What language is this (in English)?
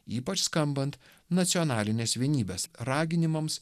Lithuanian